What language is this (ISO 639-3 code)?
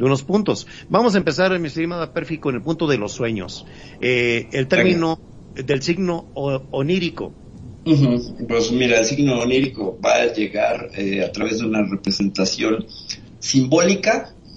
spa